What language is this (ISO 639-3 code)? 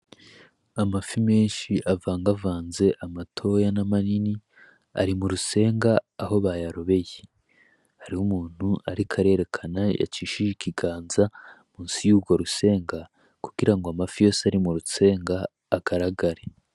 run